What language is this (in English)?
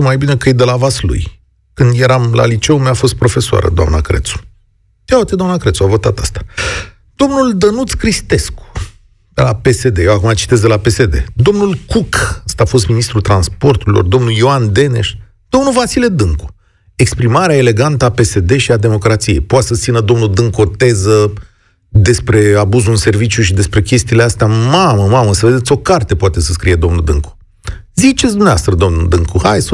Romanian